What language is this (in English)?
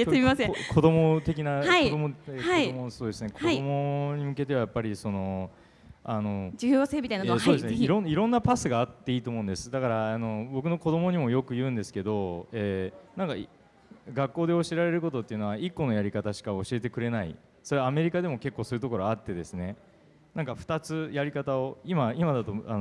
Japanese